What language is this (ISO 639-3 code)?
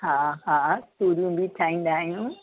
snd